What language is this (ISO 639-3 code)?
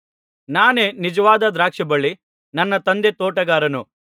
kan